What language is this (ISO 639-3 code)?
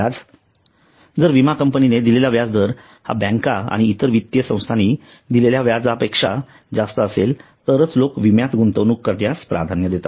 mar